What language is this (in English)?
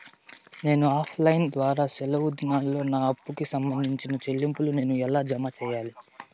Telugu